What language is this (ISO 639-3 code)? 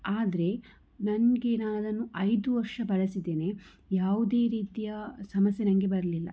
kan